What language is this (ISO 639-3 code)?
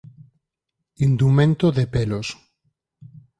glg